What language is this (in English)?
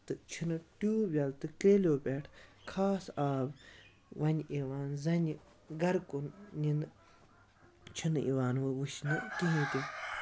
Kashmiri